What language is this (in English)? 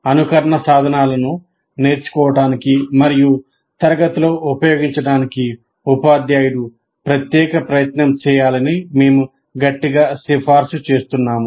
Telugu